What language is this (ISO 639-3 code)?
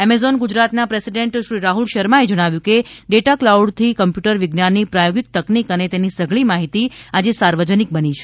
guj